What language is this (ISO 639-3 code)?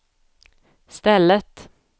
swe